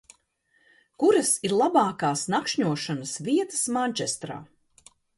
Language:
Latvian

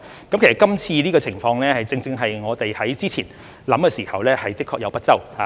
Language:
Cantonese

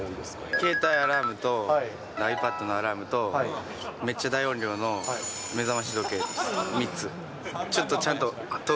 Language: Japanese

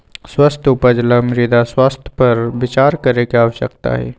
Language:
Magahi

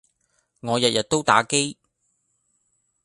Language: Cantonese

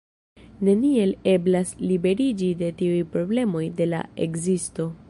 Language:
Esperanto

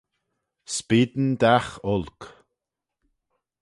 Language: Manx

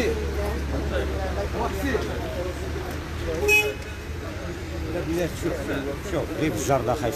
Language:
Arabic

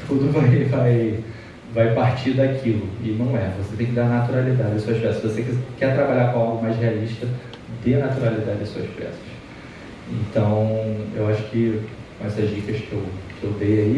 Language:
Portuguese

